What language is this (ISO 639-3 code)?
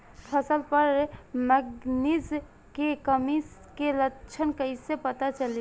bho